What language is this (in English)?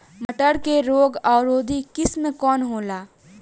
Bhojpuri